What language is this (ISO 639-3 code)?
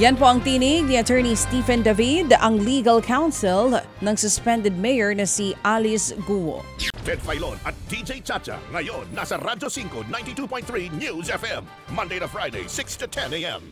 fil